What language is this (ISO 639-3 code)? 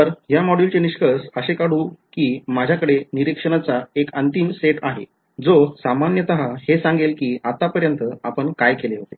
mar